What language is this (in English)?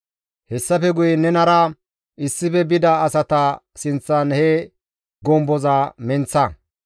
Gamo